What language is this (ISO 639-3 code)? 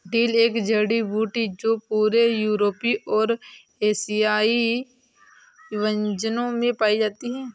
hin